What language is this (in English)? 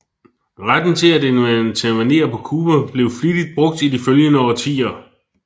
Danish